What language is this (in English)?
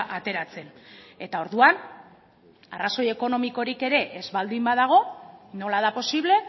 Basque